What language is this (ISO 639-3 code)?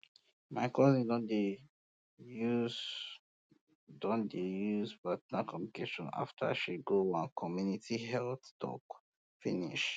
pcm